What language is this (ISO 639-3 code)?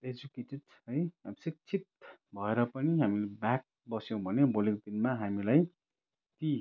nep